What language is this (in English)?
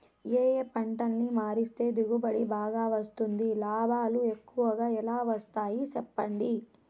Telugu